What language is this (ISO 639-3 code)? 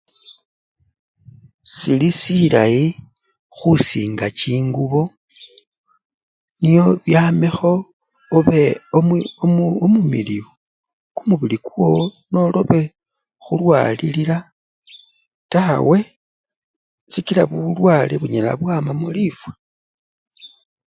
luy